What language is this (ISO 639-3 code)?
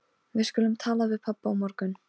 isl